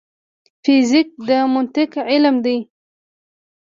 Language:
Pashto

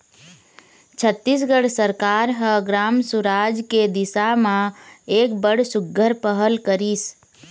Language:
Chhattisgarhi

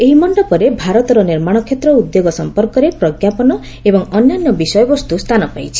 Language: Odia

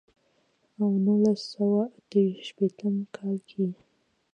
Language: Pashto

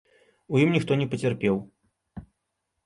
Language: Belarusian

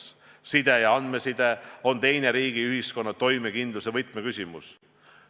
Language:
Estonian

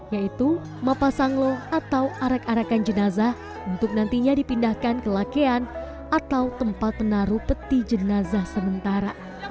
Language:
Indonesian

